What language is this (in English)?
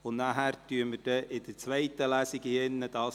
Swiss German